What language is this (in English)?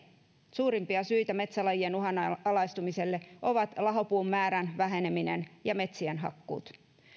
Finnish